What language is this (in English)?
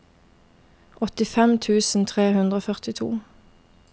Norwegian